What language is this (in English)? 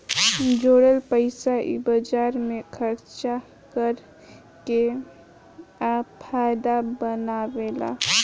Bhojpuri